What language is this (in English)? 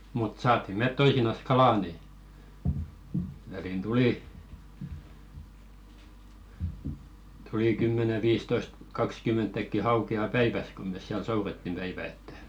Finnish